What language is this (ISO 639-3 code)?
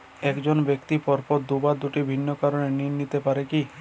ben